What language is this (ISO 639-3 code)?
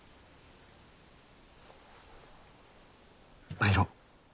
jpn